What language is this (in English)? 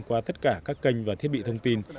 Vietnamese